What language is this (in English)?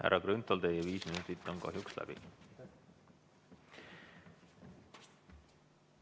Estonian